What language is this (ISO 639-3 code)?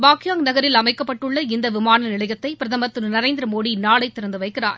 tam